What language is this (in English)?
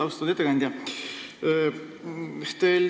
Estonian